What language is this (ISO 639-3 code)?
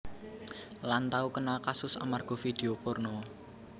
jav